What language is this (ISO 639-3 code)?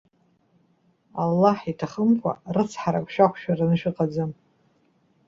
abk